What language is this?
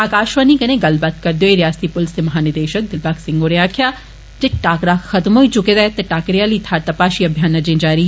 Dogri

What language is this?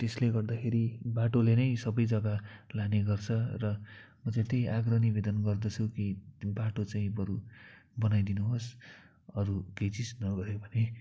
Nepali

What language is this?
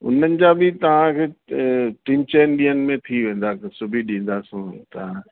Sindhi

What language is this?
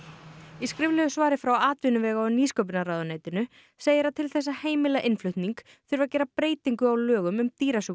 Icelandic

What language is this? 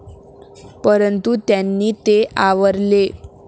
Marathi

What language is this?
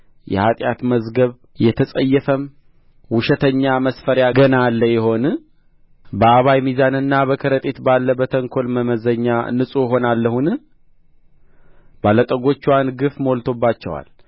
Amharic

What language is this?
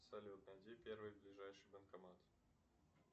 Russian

